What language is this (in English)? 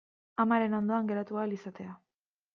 Basque